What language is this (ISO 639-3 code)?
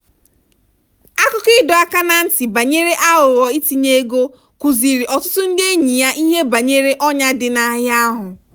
ibo